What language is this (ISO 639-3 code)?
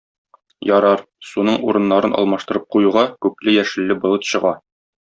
tat